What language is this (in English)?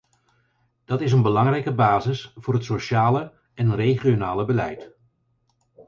Dutch